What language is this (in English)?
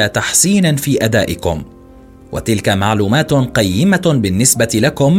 Arabic